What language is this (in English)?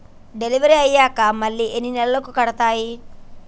Telugu